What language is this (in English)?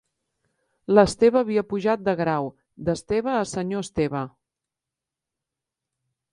Catalan